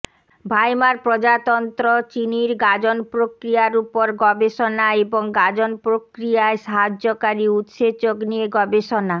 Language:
Bangla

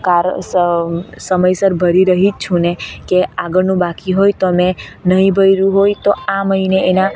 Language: Gujarati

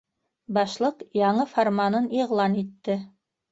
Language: Bashkir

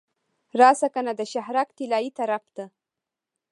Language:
Pashto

